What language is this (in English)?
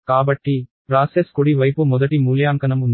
Telugu